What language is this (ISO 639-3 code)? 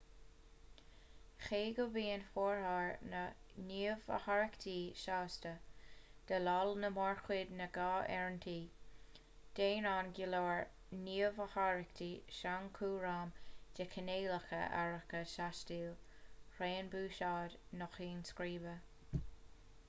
gle